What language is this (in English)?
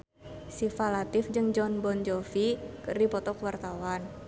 Sundanese